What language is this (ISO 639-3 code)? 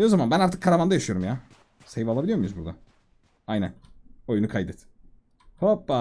tur